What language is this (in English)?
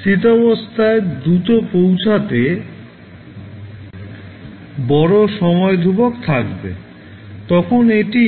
Bangla